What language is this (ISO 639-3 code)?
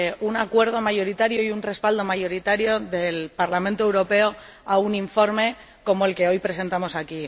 spa